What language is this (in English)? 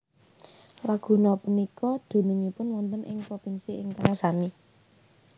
Javanese